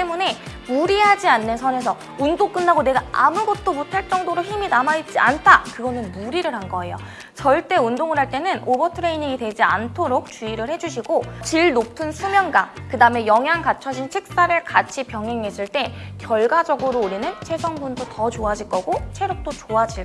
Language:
Korean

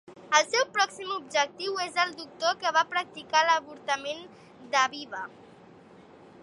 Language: Catalan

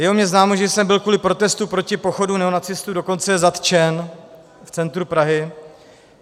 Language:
Czech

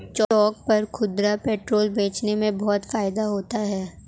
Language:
Hindi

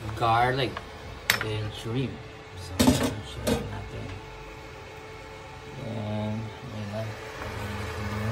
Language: Filipino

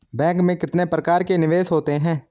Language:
Hindi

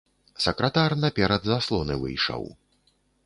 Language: Belarusian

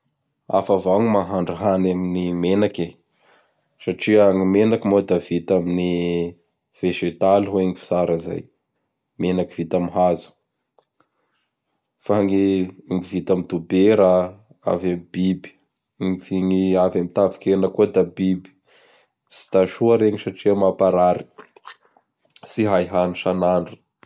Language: Bara Malagasy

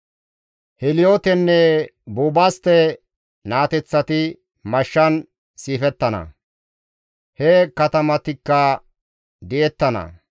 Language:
Gamo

